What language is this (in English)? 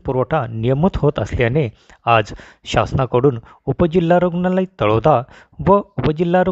Hindi